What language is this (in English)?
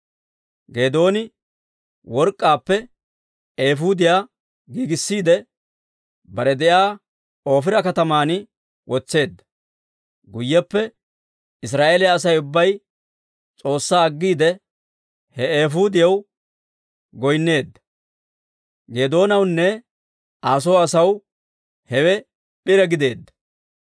Dawro